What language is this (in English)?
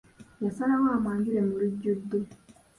Ganda